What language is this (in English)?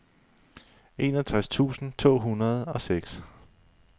Danish